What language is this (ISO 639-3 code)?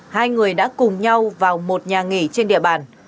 vie